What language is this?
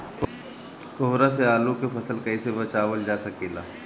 Bhojpuri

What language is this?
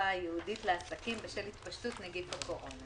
Hebrew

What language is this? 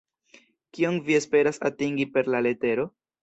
Esperanto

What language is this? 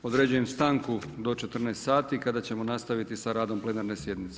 Croatian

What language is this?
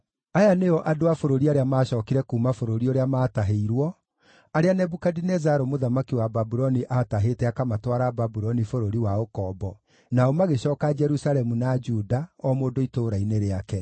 Kikuyu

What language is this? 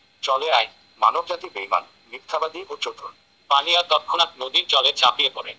Bangla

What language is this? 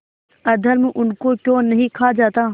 Hindi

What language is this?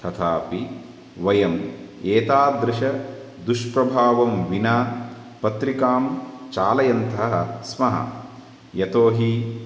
Sanskrit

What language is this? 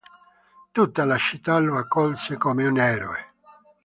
Italian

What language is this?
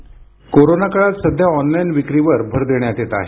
Marathi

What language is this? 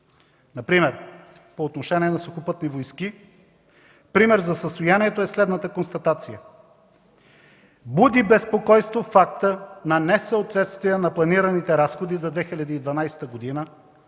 Bulgarian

